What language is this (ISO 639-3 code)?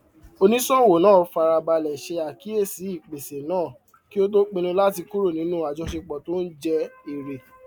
yor